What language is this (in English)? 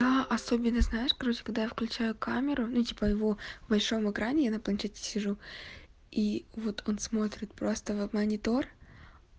Russian